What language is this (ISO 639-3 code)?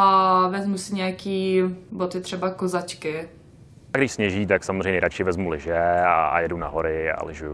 ces